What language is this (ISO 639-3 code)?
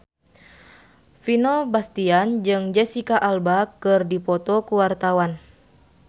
sun